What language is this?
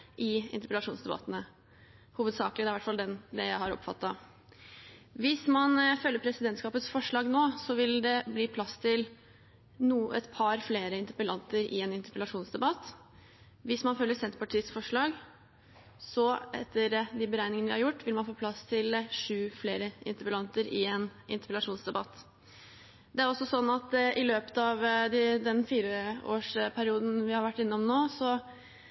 Norwegian Bokmål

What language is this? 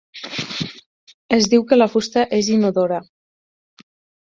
Catalan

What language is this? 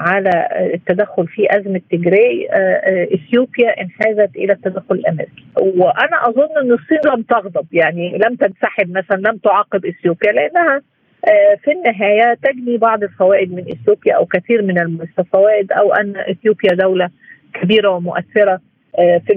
Arabic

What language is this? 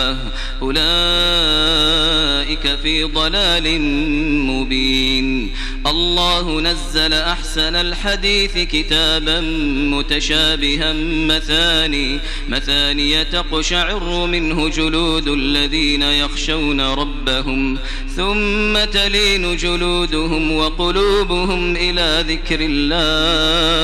Arabic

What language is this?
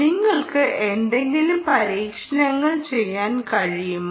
Malayalam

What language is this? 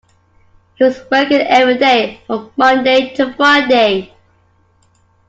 English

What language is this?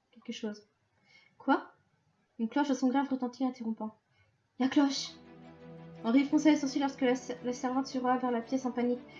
French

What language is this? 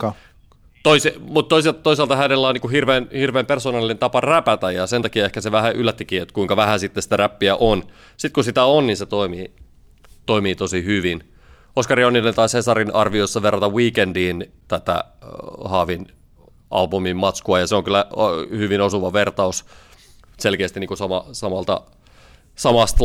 Finnish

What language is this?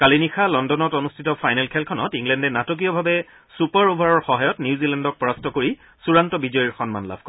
Assamese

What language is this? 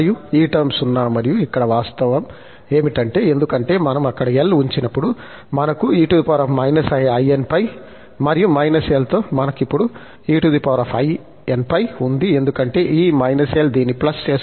Telugu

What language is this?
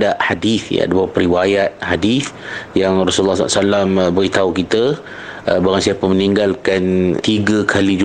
Malay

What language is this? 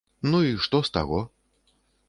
Belarusian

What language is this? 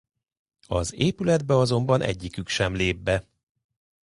Hungarian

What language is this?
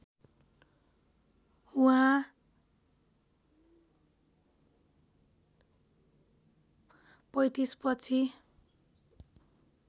Nepali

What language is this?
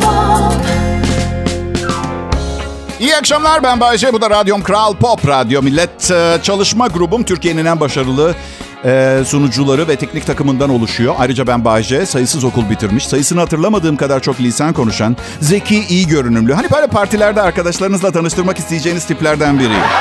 Turkish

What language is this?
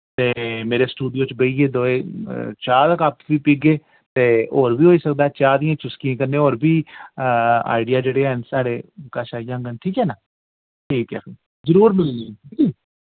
Dogri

